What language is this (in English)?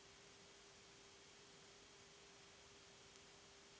Serbian